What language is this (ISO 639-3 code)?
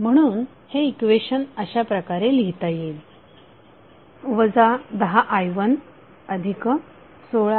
mar